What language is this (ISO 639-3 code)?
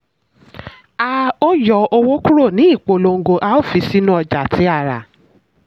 yor